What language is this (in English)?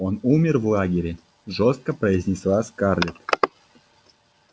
Russian